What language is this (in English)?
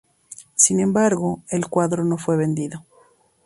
Spanish